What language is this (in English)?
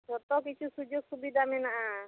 Santali